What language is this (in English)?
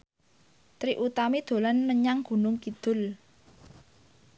Javanese